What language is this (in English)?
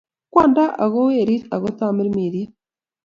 Kalenjin